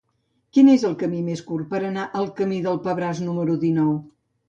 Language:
Catalan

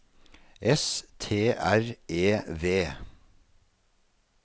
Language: Norwegian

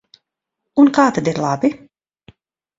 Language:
Latvian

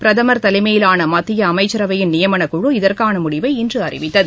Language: Tamil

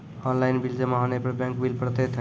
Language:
Maithili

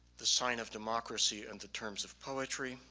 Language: English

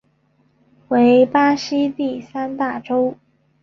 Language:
Chinese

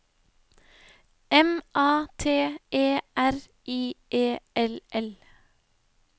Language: Norwegian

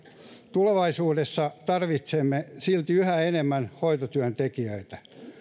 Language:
Finnish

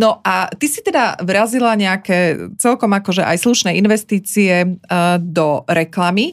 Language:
Slovak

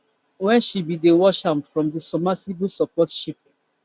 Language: Nigerian Pidgin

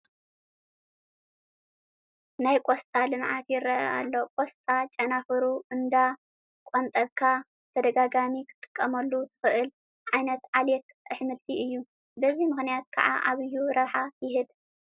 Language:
Tigrinya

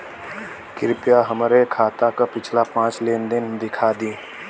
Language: Bhojpuri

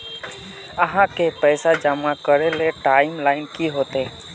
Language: Magahi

